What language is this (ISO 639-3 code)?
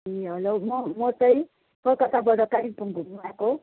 nep